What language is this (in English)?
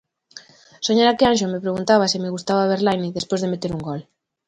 Galician